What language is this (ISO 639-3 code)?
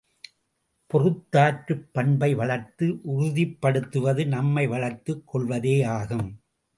tam